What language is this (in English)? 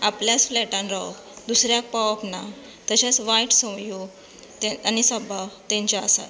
Konkani